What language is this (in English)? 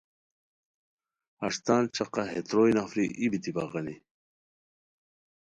Khowar